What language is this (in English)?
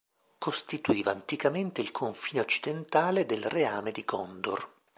Italian